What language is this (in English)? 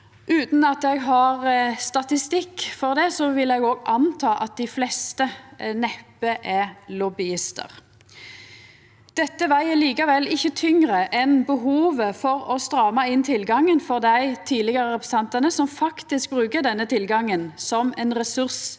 Norwegian